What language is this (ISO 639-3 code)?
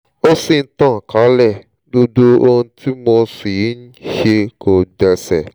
yor